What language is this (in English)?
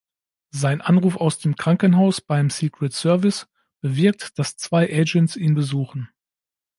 German